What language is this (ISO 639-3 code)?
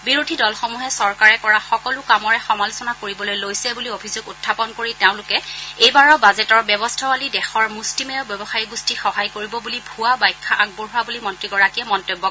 asm